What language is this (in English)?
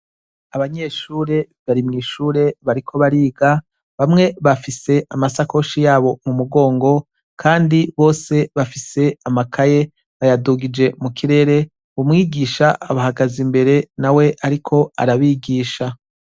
Rundi